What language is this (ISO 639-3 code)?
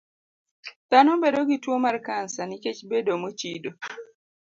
luo